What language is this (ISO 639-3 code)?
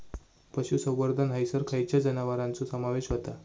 mar